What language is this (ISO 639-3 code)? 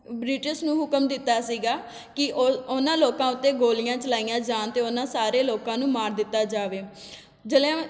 pan